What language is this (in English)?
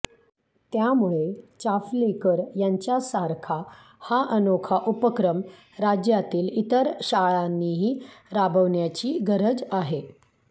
Marathi